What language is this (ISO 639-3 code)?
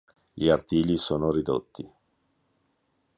ita